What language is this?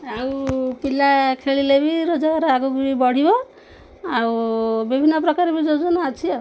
Odia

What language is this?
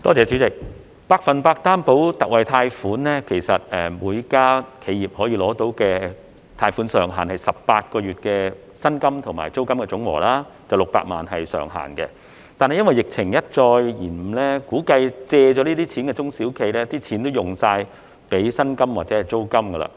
Cantonese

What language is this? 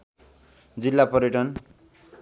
Nepali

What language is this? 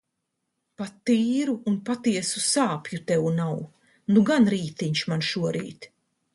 Latvian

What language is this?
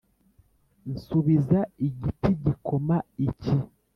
Kinyarwanda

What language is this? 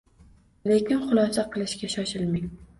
Uzbek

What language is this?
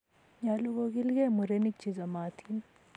Kalenjin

